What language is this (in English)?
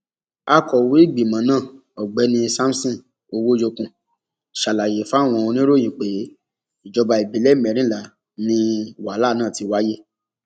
Yoruba